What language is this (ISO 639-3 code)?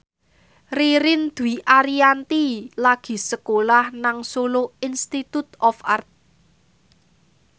jav